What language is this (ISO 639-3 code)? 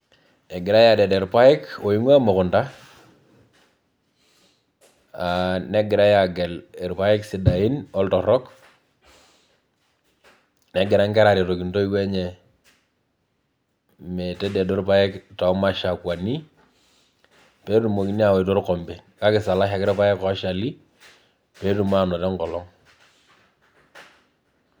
mas